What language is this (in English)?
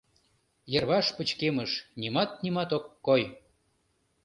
Mari